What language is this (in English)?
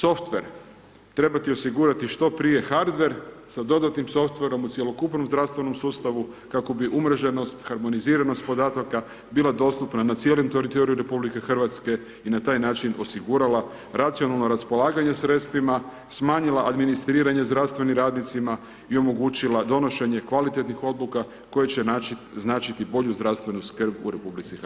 Croatian